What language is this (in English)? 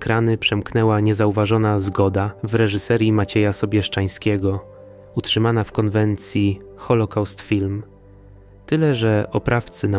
Polish